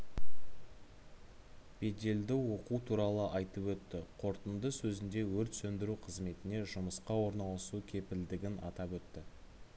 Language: Kazakh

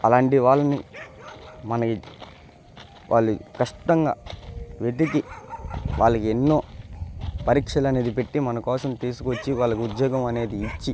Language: Telugu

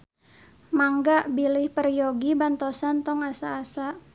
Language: Sundanese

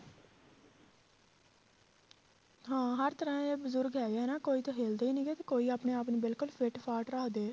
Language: Punjabi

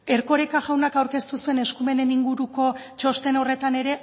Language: Basque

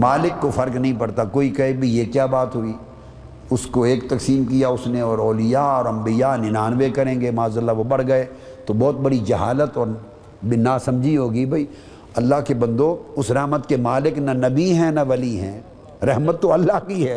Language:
Urdu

